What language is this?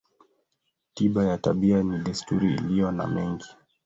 Swahili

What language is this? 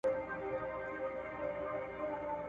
Pashto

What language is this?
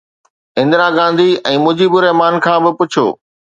Sindhi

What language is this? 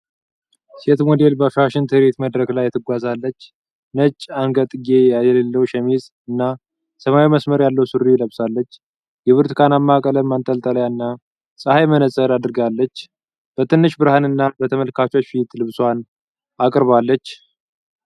Amharic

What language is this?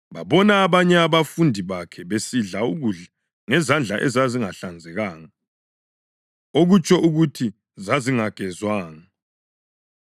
North Ndebele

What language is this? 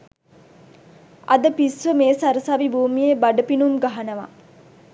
Sinhala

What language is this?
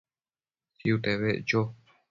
Matsés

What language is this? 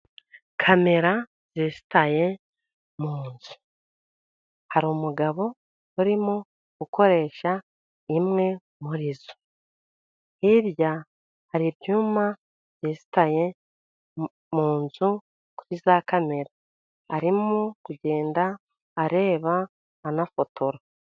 Kinyarwanda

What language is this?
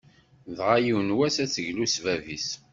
Kabyle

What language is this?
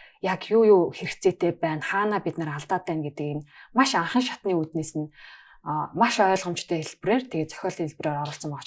Turkish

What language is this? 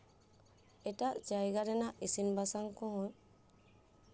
Santali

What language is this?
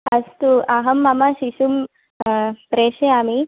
Sanskrit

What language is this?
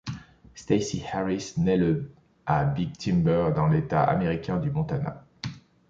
French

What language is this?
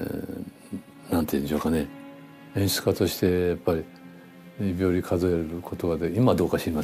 Japanese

